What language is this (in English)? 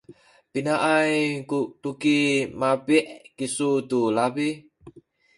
Sakizaya